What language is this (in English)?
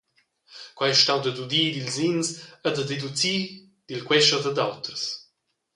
Romansh